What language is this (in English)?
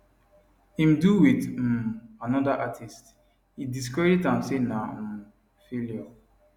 Nigerian Pidgin